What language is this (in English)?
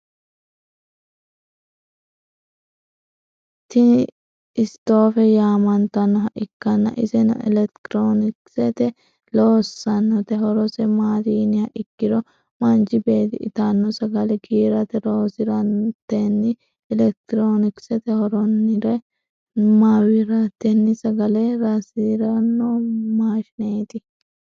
Sidamo